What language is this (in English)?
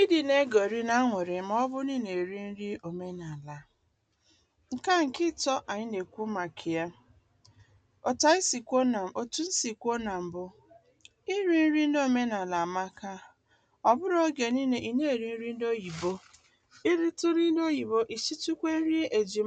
Igbo